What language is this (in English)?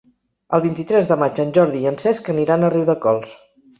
Catalan